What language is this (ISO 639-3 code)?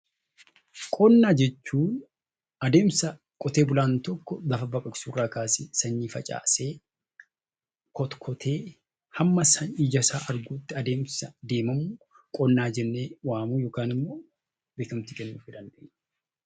orm